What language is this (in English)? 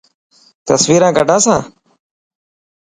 Dhatki